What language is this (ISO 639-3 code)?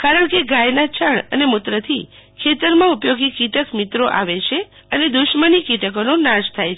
guj